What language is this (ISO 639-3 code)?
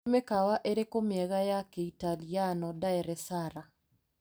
kik